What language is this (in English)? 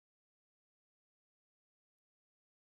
Luo (Kenya and Tanzania)